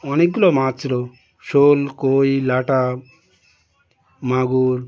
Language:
Bangla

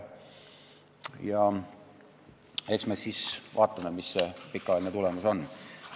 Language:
Estonian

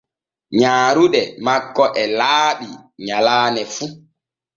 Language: Borgu Fulfulde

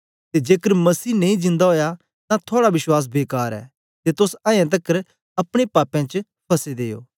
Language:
Dogri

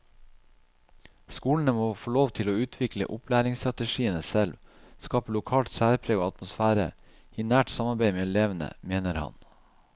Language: Norwegian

